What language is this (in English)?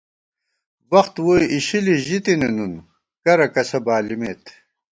Gawar-Bati